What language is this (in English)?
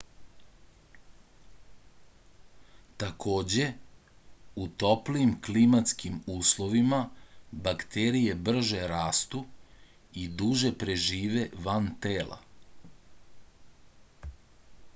Serbian